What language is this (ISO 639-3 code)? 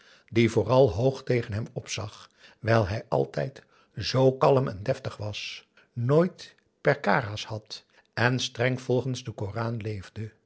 nld